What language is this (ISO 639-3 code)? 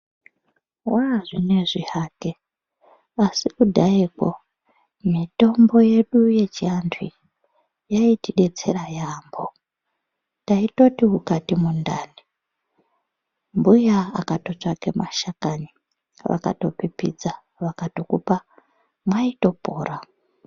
ndc